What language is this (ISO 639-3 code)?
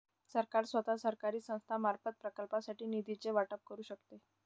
mar